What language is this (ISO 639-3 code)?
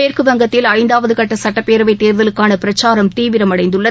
tam